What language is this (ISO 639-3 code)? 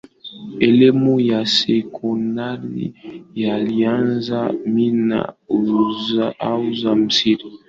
swa